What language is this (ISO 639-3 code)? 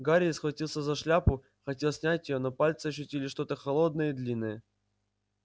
rus